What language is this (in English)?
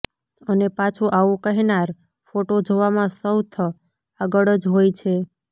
Gujarati